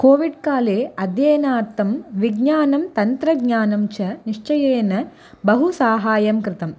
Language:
Sanskrit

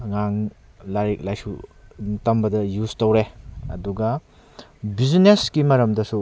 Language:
Manipuri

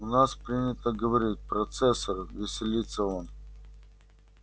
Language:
Russian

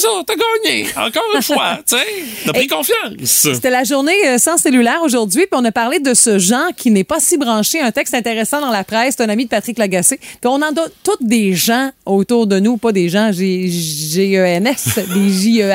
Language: French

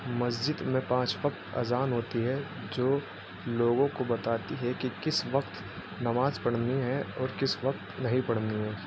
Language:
Urdu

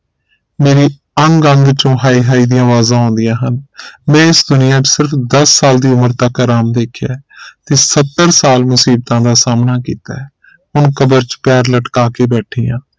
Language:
Punjabi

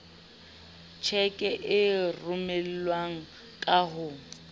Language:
Southern Sotho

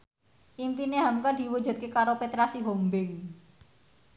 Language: Javanese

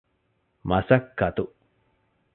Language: Divehi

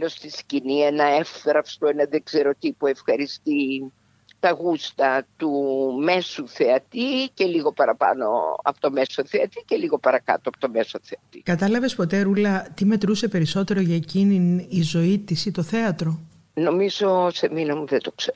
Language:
Greek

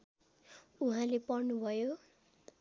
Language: Nepali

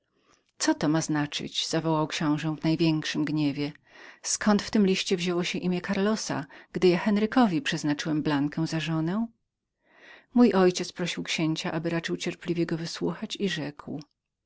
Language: Polish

